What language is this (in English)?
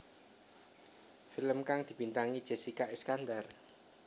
Javanese